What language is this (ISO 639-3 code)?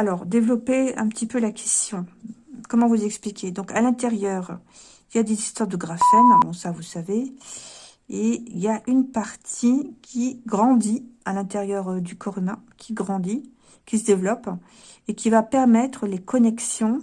fra